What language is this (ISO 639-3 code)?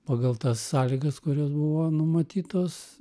lit